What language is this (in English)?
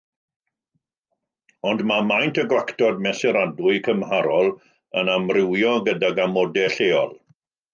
Welsh